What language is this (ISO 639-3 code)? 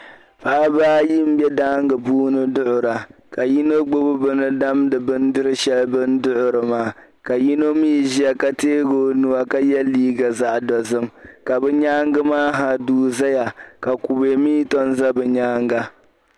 dag